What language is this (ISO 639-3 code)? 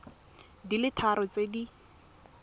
tsn